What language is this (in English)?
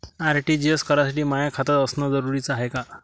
Marathi